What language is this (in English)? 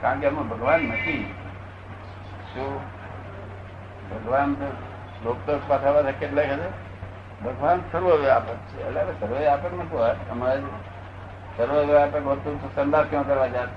Gujarati